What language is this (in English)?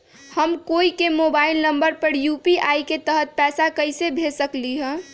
Magahi